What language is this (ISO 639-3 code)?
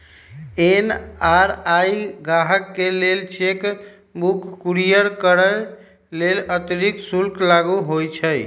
mag